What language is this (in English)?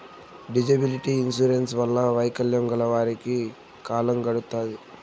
Telugu